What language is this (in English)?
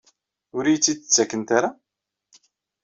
Kabyle